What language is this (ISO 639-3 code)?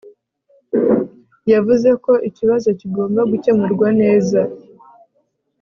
kin